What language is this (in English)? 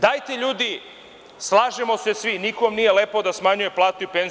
Serbian